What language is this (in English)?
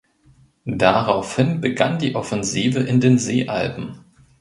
German